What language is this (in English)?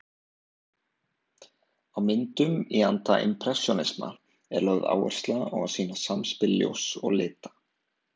Icelandic